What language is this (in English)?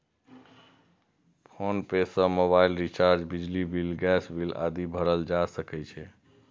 Maithili